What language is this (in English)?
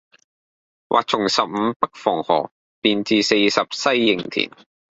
Cantonese